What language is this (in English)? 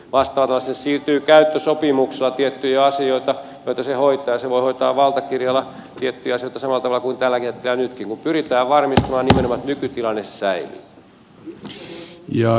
Finnish